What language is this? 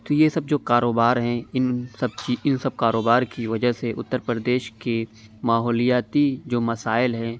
Urdu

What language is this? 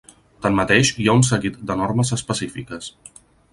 Catalan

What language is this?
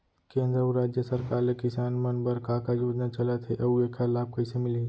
Chhattisgarhi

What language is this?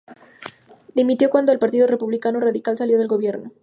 Spanish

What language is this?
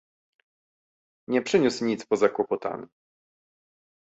Polish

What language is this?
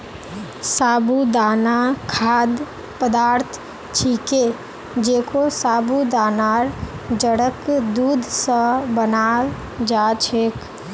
Magahi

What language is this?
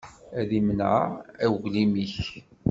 Kabyle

